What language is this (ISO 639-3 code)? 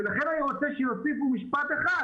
heb